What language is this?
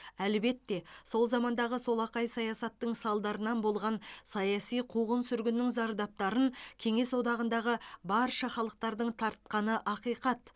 Kazakh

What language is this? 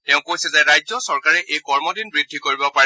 Assamese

